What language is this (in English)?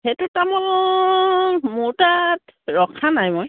Assamese